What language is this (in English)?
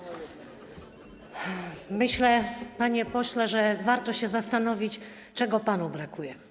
Polish